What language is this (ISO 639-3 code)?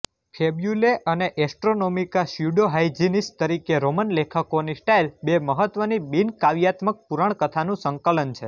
guj